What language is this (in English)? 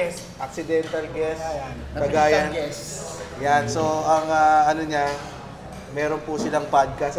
Filipino